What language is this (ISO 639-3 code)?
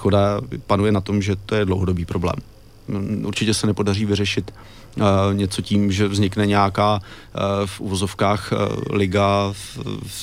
ces